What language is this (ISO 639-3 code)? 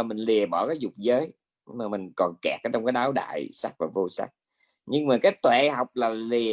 vie